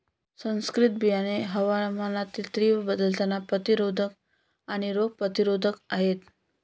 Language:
Marathi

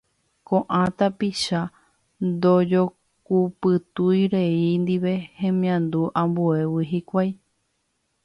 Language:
Guarani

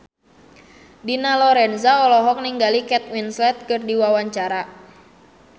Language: Sundanese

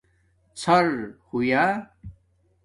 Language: Domaaki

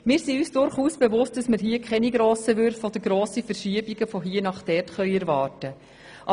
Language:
Swiss German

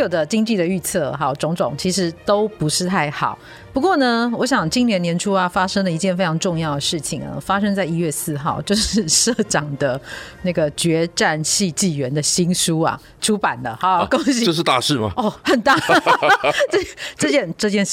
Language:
Chinese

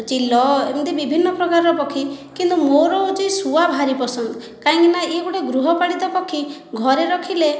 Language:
Odia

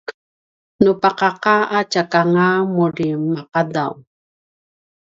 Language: Paiwan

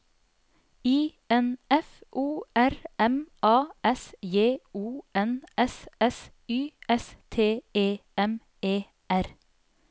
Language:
Norwegian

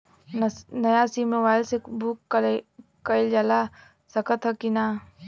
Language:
Bhojpuri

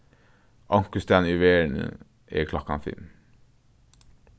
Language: Faroese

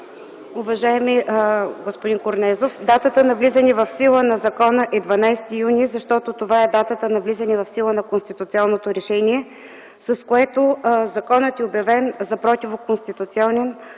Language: Bulgarian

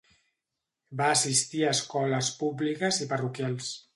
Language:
Catalan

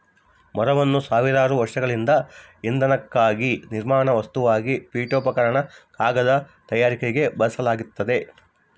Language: Kannada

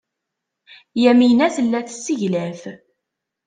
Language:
Kabyle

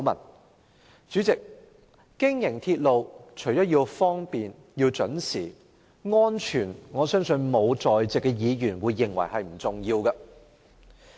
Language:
Cantonese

